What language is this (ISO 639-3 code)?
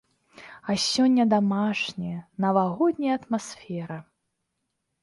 bel